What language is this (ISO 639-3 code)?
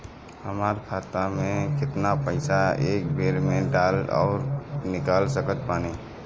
bho